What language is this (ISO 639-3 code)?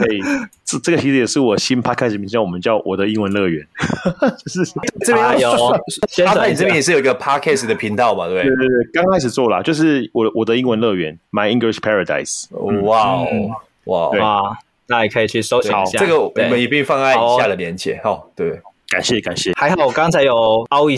zho